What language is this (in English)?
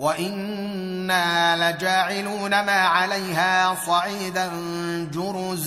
Arabic